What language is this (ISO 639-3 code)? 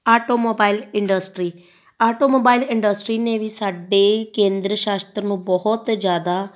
pan